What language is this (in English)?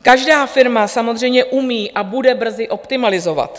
Czech